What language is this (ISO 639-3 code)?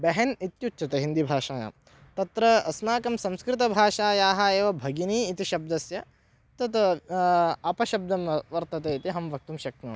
san